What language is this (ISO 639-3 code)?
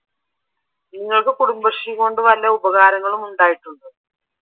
mal